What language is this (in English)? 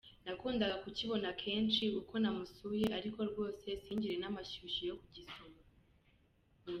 Kinyarwanda